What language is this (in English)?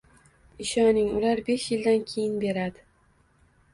Uzbek